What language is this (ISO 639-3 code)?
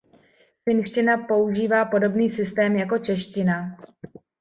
ces